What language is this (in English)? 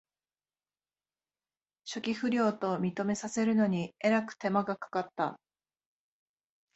Japanese